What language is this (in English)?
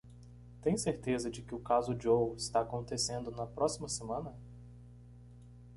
Portuguese